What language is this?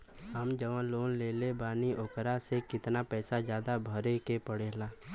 Bhojpuri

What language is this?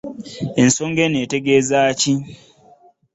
Ganda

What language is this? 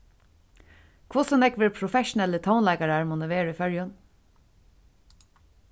Faroese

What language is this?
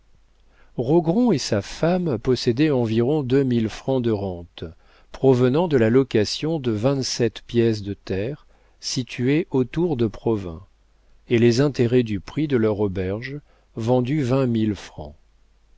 French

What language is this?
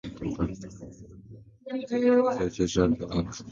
English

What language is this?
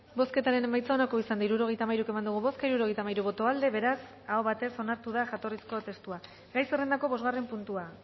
Basque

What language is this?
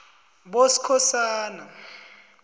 South Ndebele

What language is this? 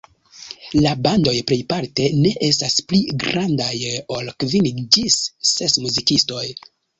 Esperanto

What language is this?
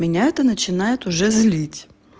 Russian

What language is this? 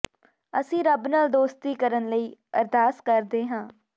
Punjabi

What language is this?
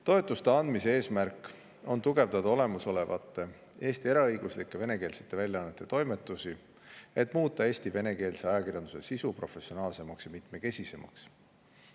Estonian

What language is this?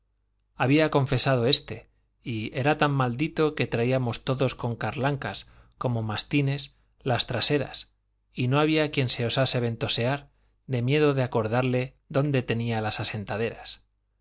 Spanish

